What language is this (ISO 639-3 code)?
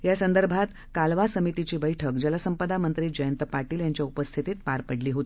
mar